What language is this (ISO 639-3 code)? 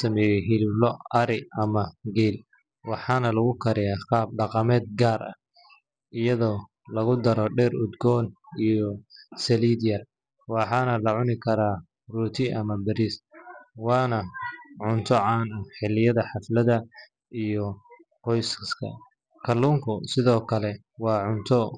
som